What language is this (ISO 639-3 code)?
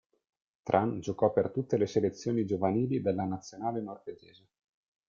ita